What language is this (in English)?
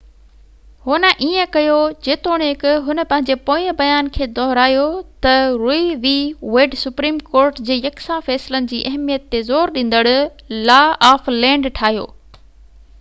Sindhi